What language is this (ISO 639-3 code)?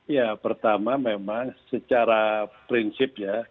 ind